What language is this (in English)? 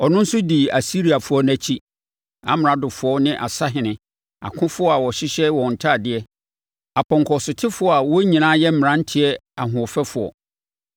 Akan